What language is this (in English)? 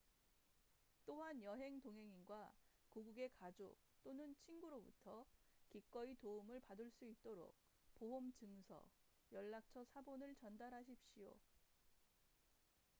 Korean